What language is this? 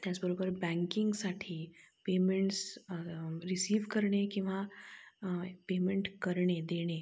Marathi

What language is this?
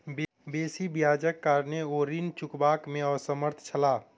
Maithili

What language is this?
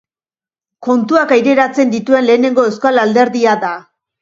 Basque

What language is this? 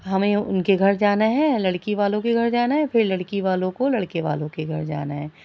Urdu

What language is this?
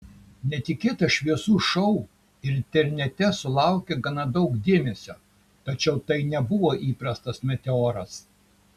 Lithuanian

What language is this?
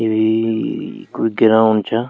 Garhwali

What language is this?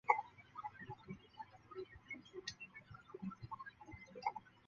Chinese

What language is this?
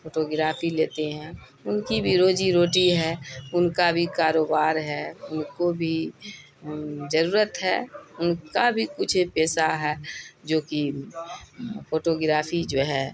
Urdu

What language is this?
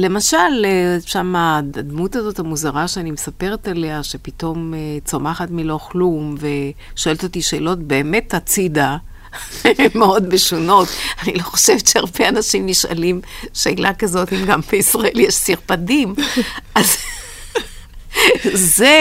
Hebrew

